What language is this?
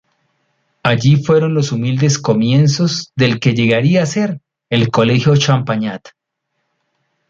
Spanish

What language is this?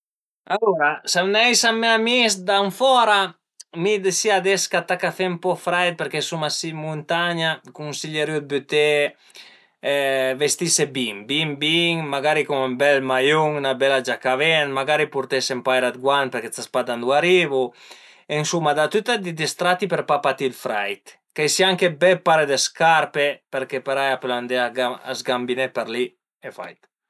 Piedmontese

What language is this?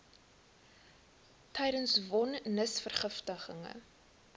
Afrikaans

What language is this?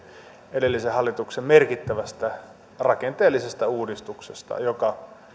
Finnish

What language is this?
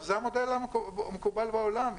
Hebrew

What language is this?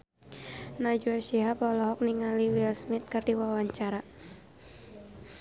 Sundanese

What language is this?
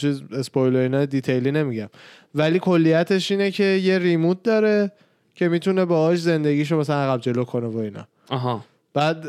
Persian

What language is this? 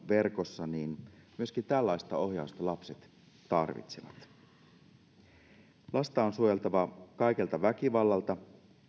Finnish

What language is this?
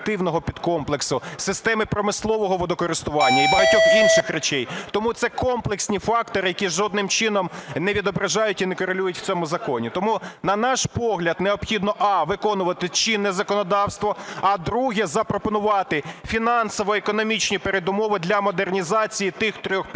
Ukrainian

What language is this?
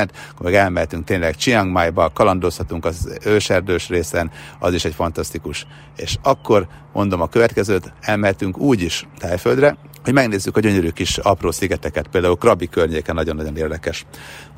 Hungarian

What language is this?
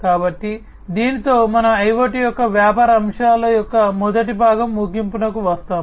Telugu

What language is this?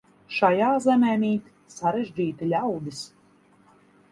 Latvian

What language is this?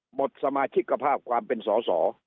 Thai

